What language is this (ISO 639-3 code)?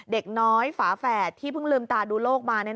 tha